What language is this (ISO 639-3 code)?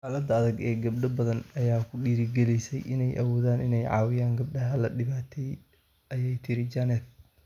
som